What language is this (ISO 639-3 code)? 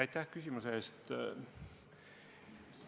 est